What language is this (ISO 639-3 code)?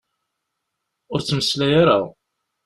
kab